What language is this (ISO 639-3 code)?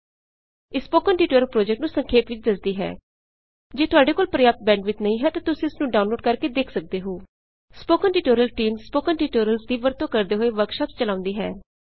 pan